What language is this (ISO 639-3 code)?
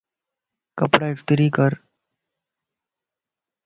lss